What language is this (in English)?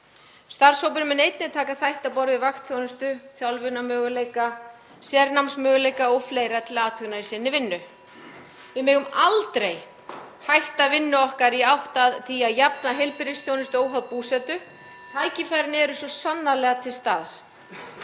Icelandic